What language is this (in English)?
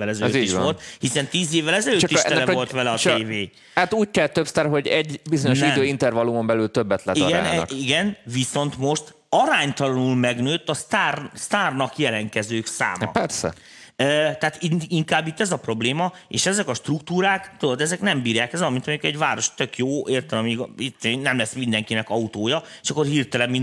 Hungarian